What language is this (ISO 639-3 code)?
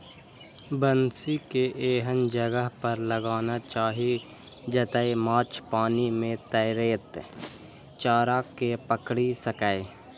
mai